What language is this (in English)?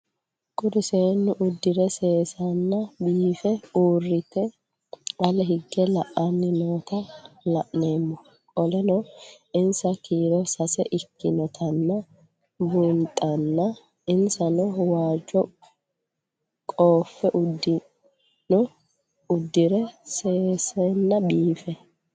Sidamo